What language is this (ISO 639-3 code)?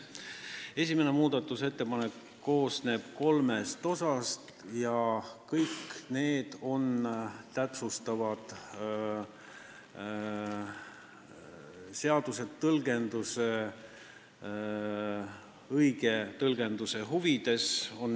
est